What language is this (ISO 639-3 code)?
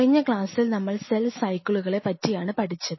mal